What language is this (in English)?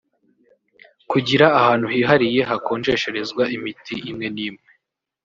Kinyarwanda